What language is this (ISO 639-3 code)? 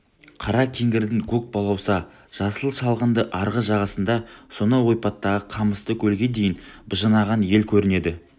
kaz